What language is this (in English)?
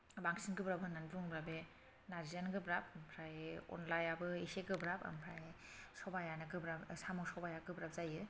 Bodo